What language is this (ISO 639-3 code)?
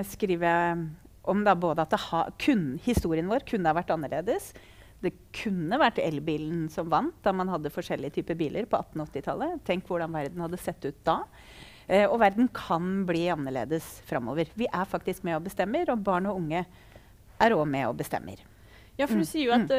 nor